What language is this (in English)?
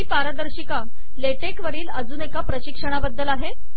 Marathi